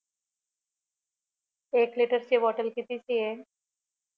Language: Marathi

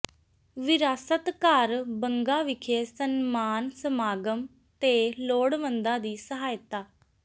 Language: Punjabi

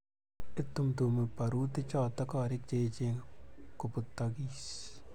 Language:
Kalenjin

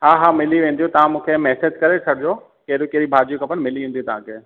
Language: Sindhi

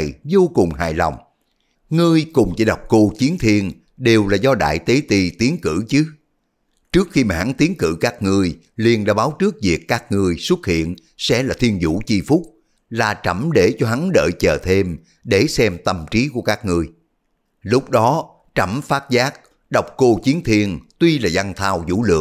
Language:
Vietnamese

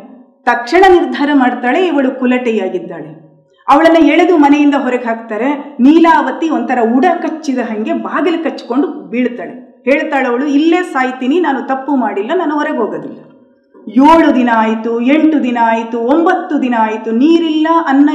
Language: Kannada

